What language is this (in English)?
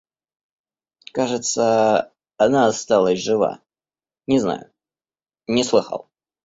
Russian